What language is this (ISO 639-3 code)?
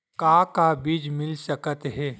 hne